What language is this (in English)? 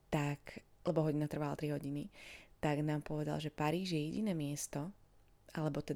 Slovak